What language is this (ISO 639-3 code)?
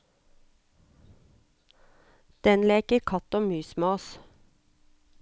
nor